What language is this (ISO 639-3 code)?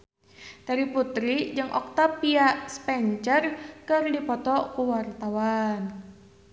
sun